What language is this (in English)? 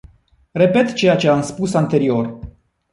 Romanian